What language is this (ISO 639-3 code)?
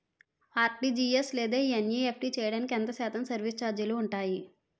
tel